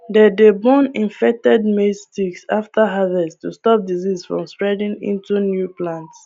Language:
Nigerian Pidgin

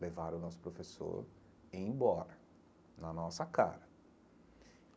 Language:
Portuguese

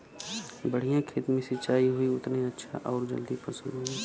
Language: Bhojpuri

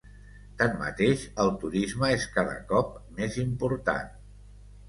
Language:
Catalan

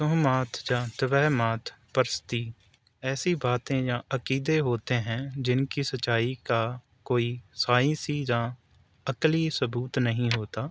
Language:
Urdu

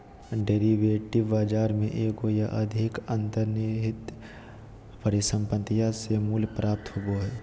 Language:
Magahi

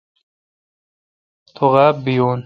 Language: Kalkoti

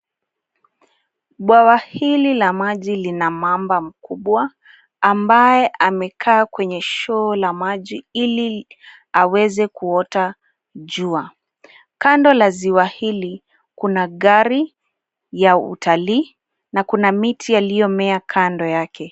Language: Swahili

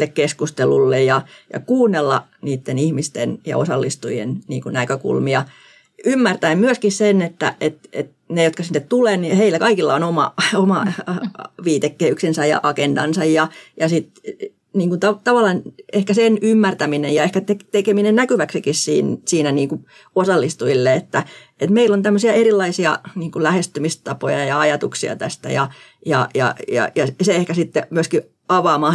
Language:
Finnish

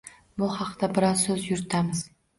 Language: Uzbek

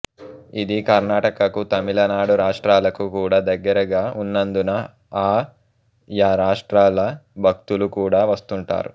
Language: Telugu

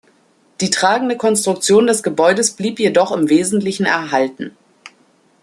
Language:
German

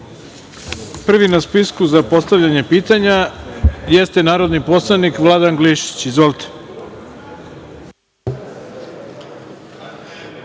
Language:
Serbian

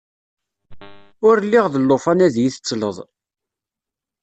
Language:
Kabyle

